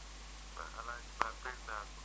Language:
Wolof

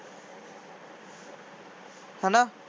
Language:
Punjabi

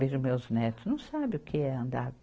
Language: Portuguese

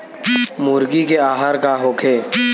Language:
Bhojpuri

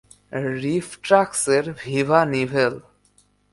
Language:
Bangla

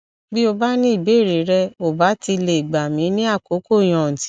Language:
Yoruba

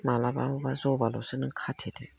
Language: Bodo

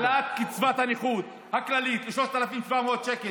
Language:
Hebrew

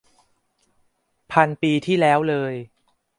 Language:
Thai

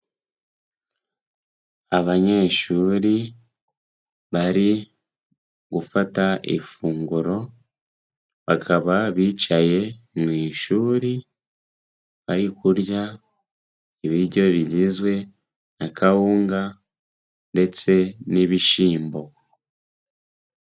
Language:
Kinyarwanda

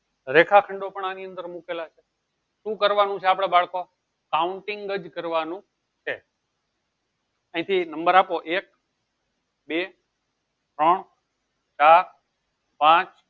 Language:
Gujarati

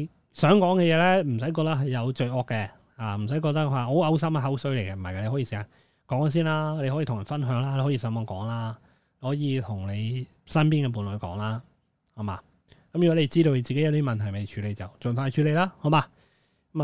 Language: Chinese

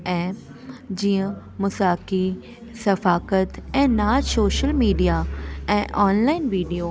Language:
Sindhi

